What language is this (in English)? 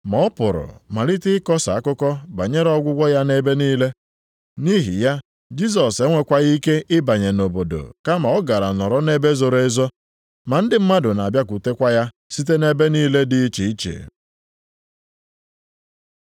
Igbo